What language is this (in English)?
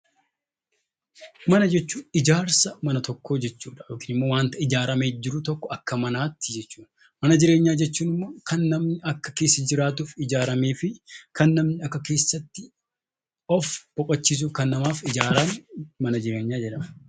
Oromo